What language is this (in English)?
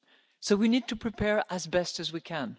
English